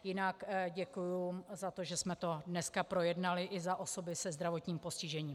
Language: Czech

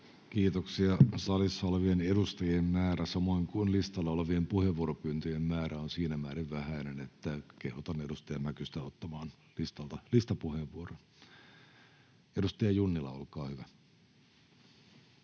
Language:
Finnish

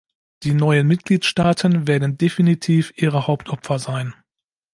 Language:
German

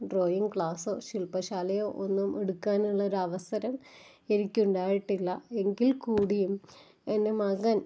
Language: Malayalam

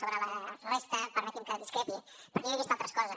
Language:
Catalan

